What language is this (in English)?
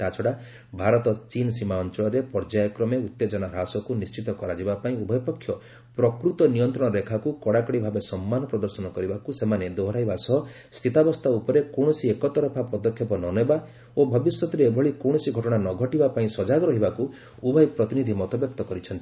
Odia